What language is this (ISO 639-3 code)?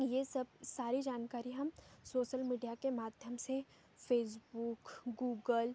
hin